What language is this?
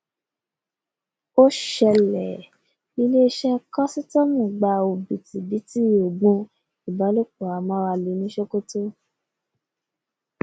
Yoruba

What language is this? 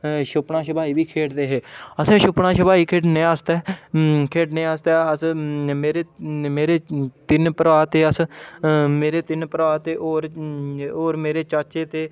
Dogri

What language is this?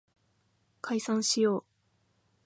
Japanese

